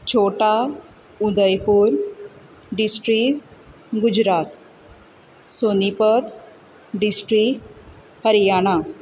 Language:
Konkani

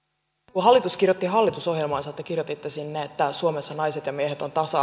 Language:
Finnish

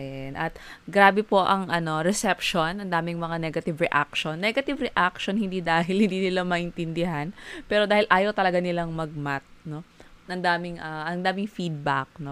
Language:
Filipino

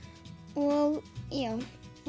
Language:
Icelandic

